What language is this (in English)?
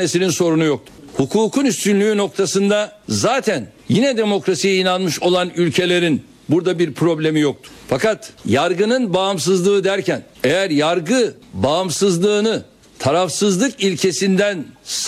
Turkish